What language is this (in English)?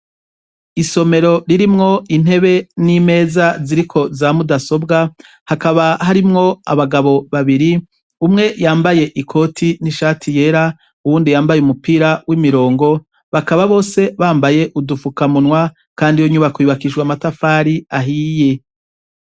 Rundi